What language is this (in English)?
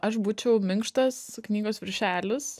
Lithuanian